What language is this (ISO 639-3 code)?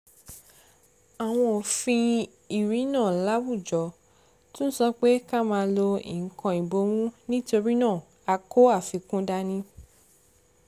yor